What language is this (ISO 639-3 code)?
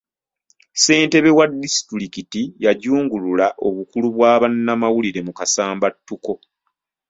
lug